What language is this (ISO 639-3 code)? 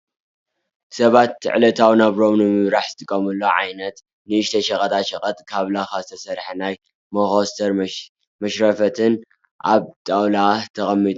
tir